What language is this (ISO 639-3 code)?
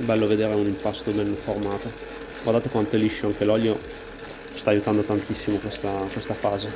ita